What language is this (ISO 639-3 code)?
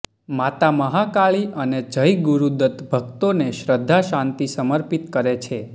guj